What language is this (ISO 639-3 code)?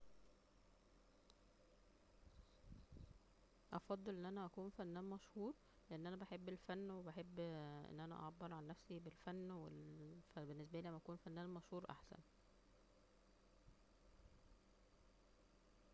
arz